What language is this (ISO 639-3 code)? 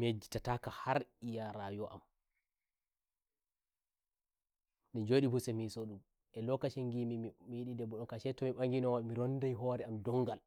fuv